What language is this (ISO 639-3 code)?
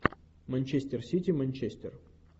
rus